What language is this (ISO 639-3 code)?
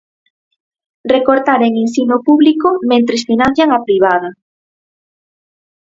glg